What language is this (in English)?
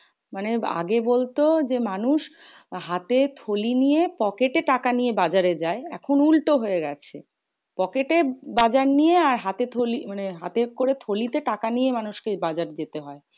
Bangla